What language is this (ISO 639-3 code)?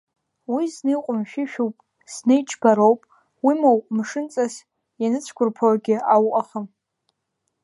abk